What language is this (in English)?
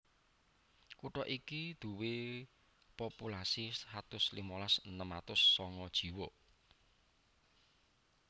Javanese